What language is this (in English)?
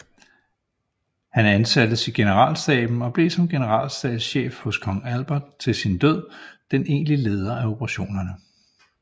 Danish